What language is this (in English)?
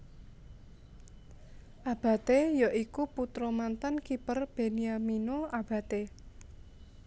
Javanese